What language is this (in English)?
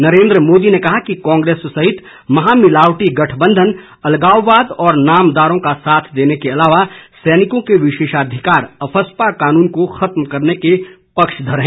Hindi